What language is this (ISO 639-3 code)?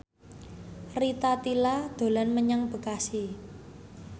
jav